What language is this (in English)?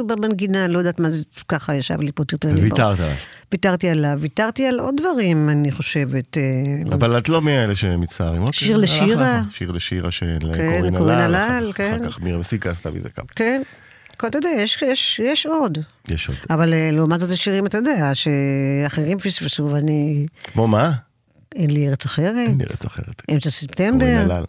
Hebrew